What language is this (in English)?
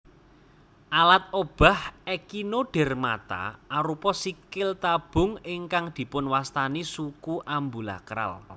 Javanese